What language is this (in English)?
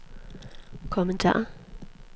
Danish